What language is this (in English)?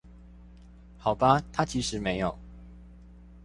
Chinese